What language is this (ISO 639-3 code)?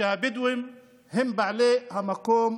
heb